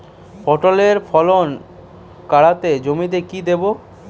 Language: Bangla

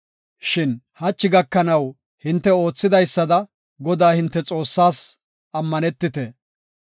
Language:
Gofa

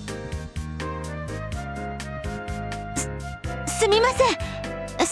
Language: Japanese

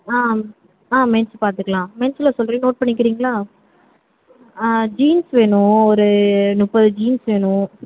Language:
Tamil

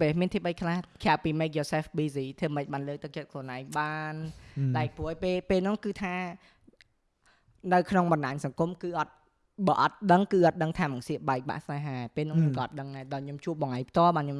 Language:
Vietnamese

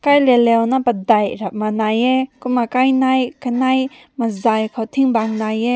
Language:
Rongmei Naga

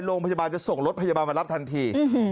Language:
Thai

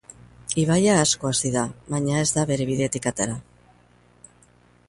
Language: Basque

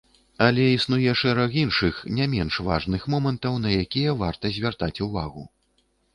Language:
Belarusian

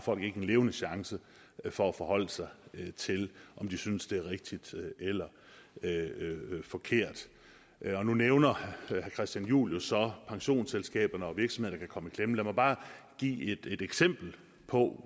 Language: Danish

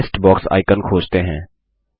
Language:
Hindi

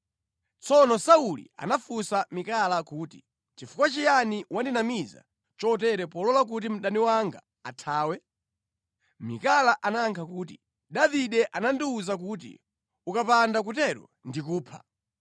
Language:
Nyanja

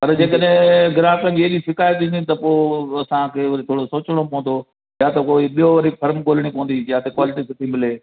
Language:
Sindhi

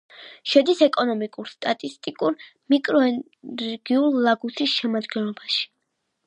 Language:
Georgian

